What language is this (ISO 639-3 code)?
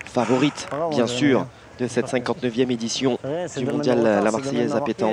fra